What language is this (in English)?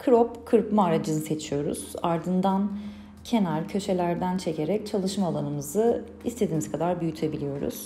Turkish